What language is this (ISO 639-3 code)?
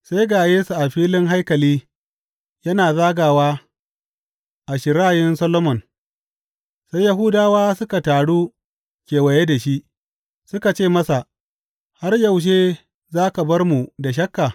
hau